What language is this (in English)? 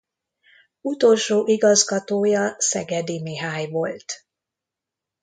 Hungarian